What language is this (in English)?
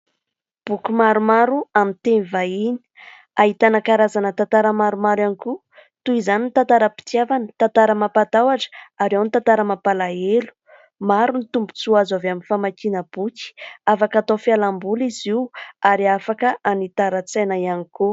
Malagasy